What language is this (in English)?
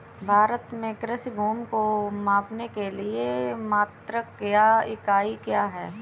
Hindi